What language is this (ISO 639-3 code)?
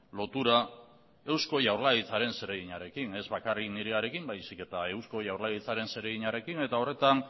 eus